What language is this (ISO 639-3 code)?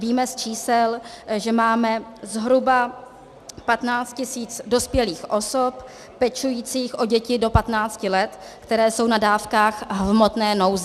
ces